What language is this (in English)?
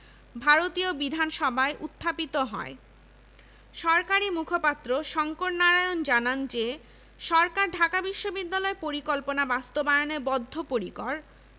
Bangla